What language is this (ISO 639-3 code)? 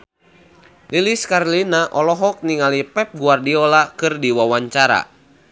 sun